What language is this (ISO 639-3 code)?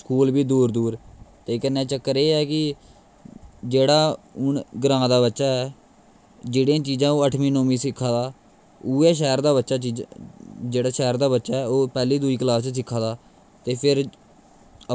doi